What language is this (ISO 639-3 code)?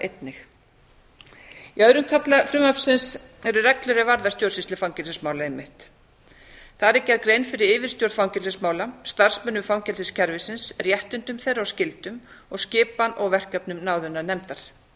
isl